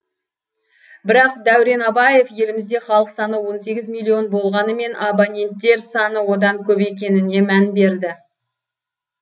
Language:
Kazakh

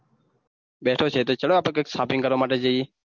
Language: Gujarati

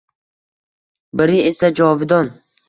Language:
Uzbek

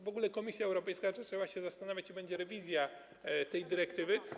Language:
Polish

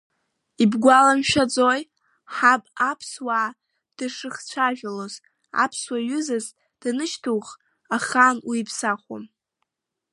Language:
Abkhazian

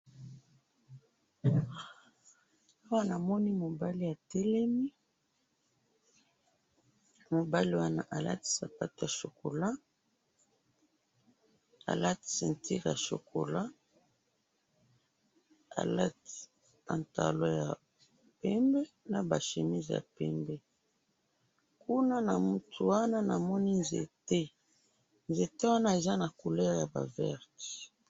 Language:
Lingala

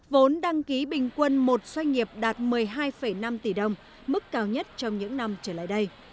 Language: Vietnamese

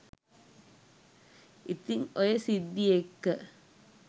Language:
Sinhala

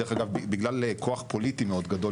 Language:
Hebrew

